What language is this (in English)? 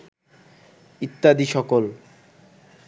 Bangla